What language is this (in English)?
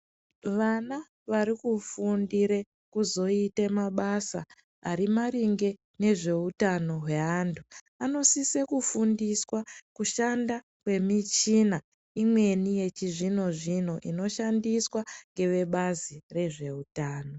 Ndau